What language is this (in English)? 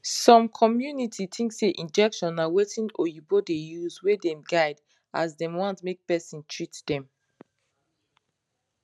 Nigerian Pidgin